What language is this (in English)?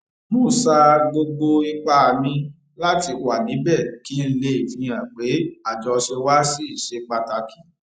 Yoruba